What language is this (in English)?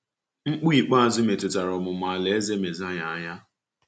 Igbo